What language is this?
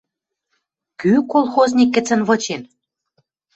Western Mari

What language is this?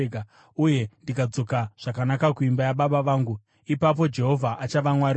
Shona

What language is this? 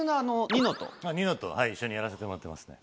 Japanese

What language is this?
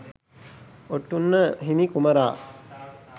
Sinhala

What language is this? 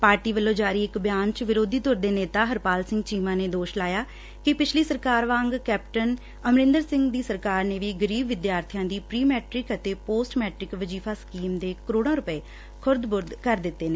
Punjabi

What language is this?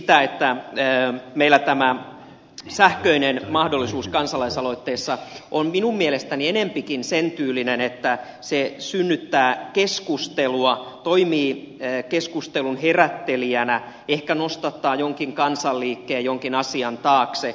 Finnish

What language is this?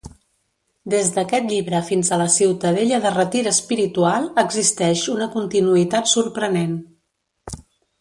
Catalan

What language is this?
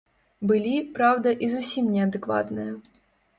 Belarusian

